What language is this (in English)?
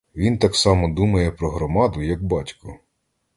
Ukrainian